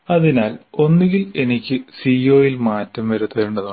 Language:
Malayalam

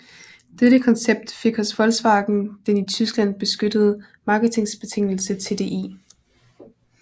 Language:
Danish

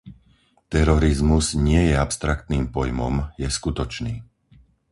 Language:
Slovak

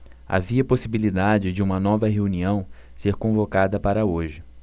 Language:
Portuguese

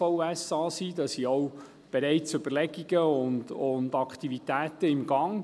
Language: Swiss German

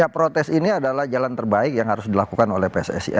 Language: Indonesian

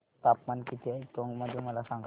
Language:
Marathi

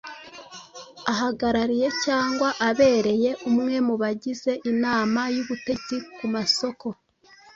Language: Kinyarwanda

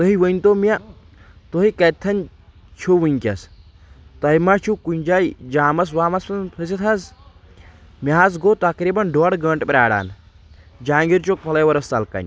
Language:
Kashmiri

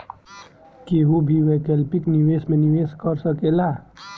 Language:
Bhojpuri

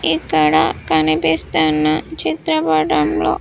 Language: Telugu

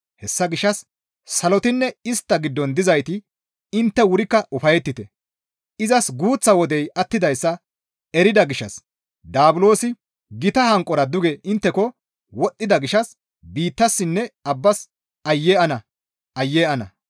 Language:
Gamo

